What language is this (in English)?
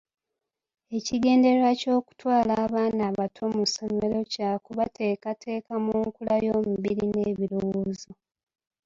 Ganda